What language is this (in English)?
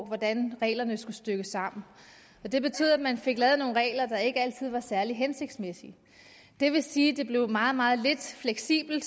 Danish